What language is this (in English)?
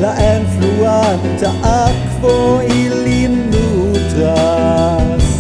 Esperanto